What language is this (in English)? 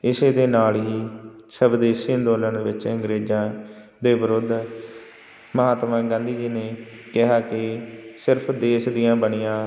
Punjabi